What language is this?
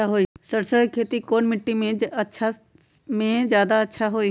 Magahi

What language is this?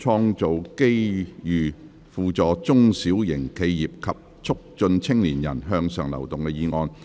Cantonese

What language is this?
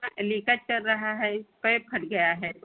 Hindi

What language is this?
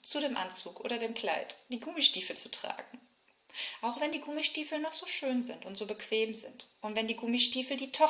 German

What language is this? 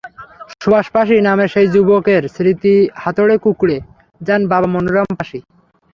Bangla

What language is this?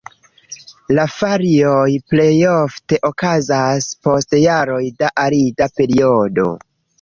Esperanto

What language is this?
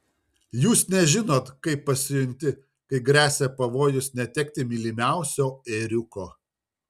Lithuanian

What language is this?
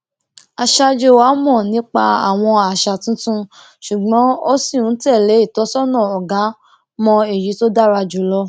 Yoruba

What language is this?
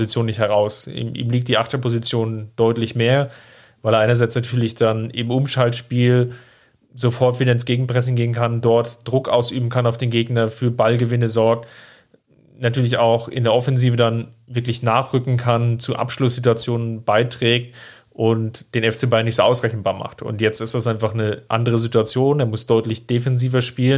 German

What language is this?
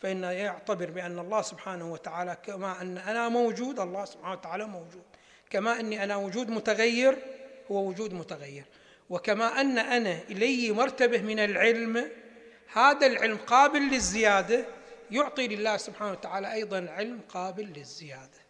Arabic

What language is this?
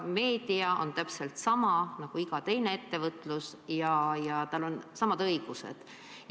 Estonian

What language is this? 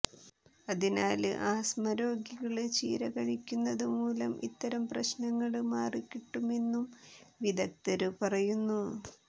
Malayalam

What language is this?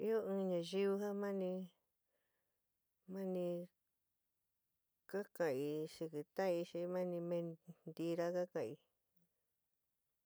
San Miguel El Grande Mixtec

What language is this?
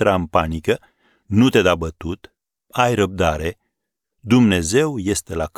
Romanian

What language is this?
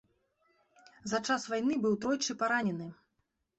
Belarusian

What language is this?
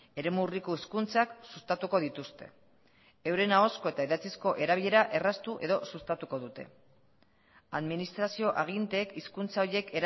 Basque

